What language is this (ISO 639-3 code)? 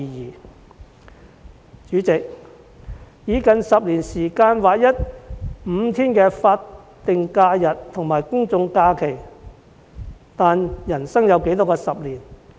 yue